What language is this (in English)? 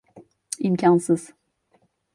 Turkish